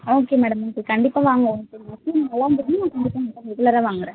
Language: Tamil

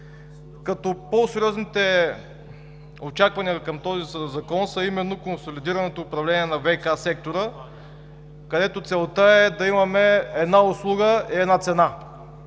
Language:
Bulgarian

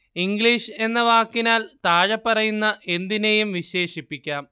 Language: Malayalam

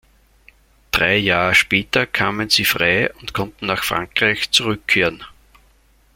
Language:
German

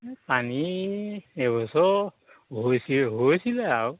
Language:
Assamese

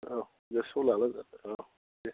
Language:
Bodo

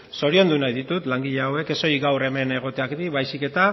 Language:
Basque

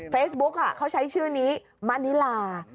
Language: Thai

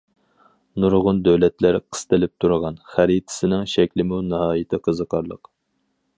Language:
Uyghur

